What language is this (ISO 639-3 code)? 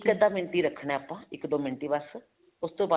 pan